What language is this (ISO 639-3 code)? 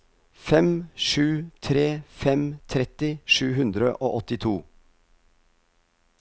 nor